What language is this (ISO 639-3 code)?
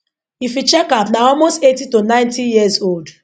pcm